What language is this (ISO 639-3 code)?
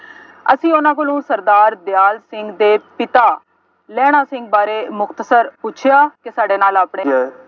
pan